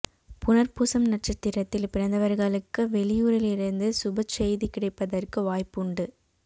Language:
Tamil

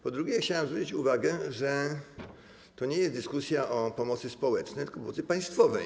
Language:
Polish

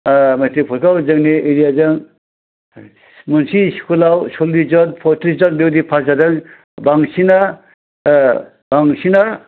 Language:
Bodo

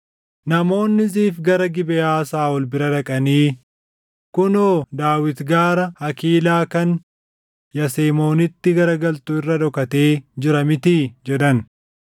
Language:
Oromo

